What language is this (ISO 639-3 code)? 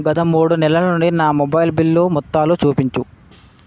tel